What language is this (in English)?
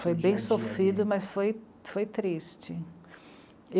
Portuguese